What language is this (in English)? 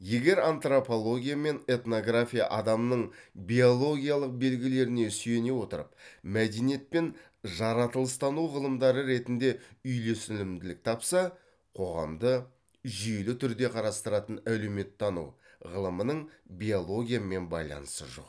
Kazakh